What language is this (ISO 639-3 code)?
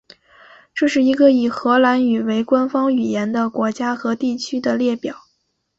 zho